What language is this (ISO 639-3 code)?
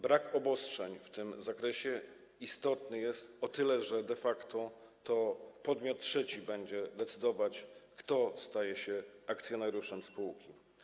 pol